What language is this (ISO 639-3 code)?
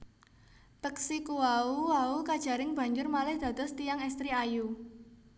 jav